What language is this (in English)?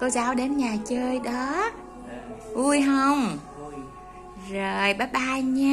Vietnamese